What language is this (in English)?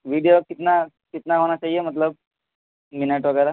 Urdu